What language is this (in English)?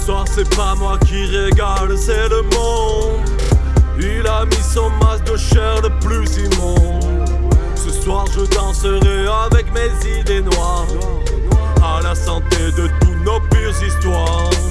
French